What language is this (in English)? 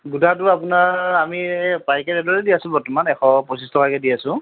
Assamese